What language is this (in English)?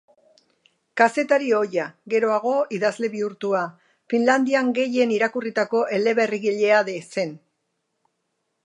Basque